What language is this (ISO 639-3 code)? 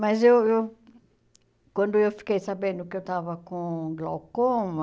por